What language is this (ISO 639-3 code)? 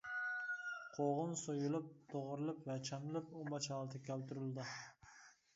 uig